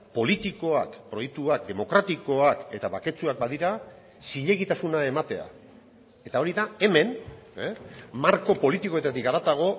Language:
Basque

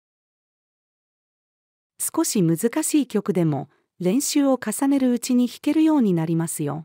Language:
Japanese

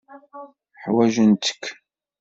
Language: Kabyle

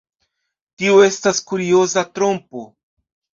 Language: Esperanto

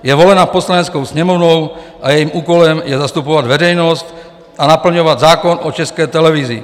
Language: Czech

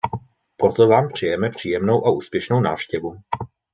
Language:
Czech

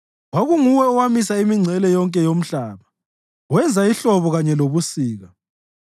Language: North Ndebele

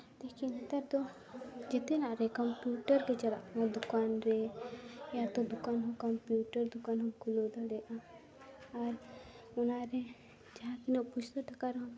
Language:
Santali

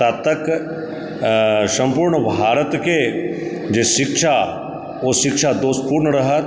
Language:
Maithili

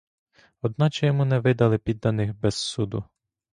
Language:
Ukrainian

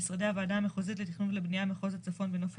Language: Hebrew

